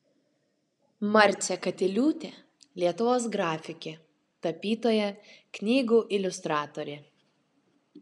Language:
Lithuanian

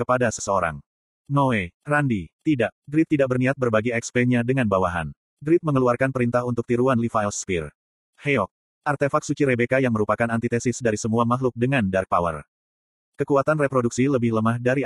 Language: Indonesian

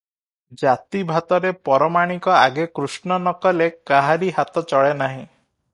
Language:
Odia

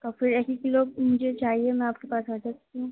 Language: Urdu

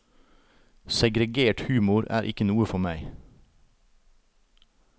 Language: Norwegian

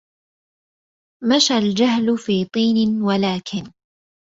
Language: Arabic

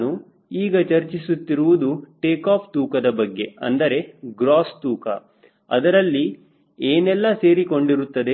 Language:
Kannada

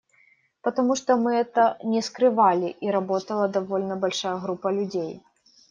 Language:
Russian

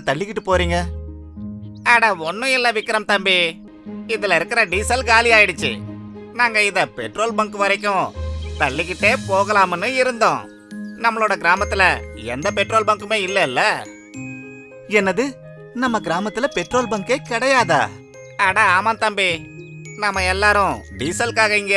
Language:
Indonesian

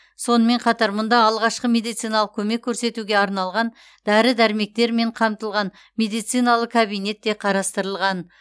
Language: Kazakh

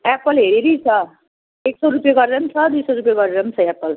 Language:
Nepali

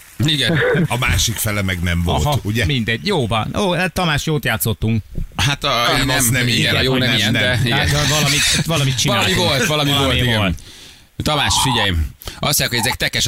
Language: Hungarian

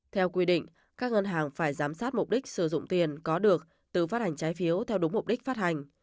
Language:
Vietnamese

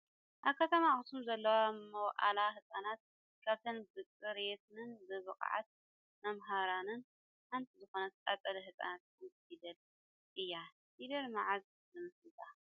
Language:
Tigrinya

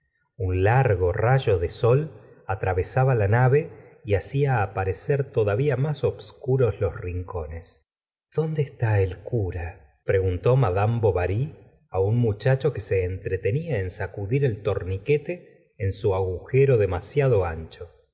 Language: Spanish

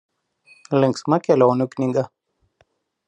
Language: Lithuanian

